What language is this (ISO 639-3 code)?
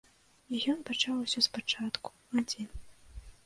bel